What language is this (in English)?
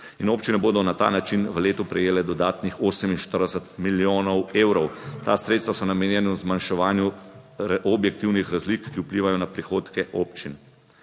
Slovenian